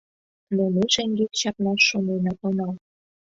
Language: Mari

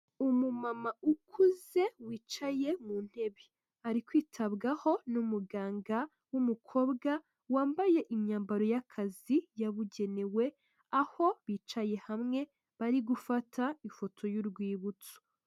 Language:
Kinyarwanda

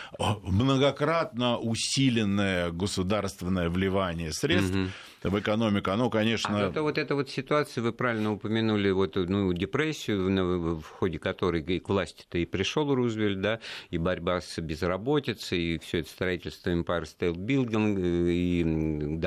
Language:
Russian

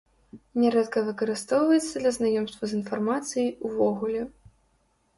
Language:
Belarusian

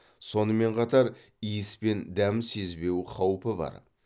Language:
Kazakh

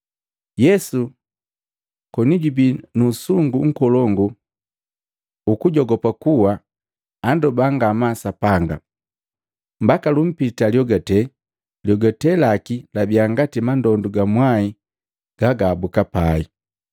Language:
Matengo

